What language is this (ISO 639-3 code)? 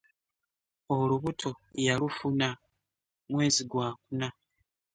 lug